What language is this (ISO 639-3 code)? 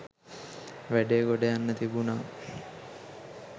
sin